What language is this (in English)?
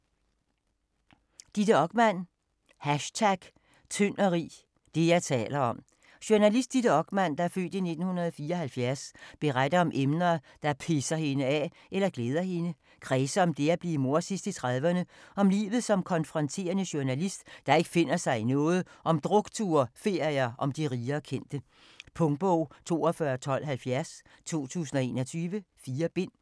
Danish